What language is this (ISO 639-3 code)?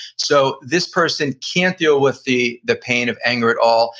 eng